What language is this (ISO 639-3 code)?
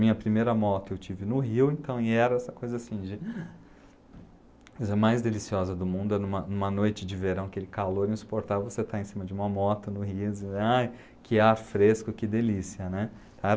por